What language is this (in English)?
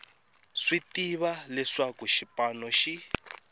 Tsonga